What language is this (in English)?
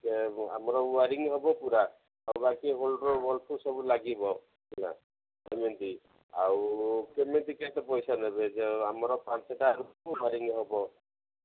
Odia